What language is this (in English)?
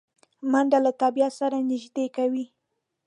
Pashto